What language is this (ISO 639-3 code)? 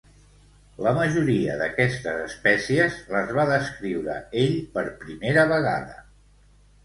cat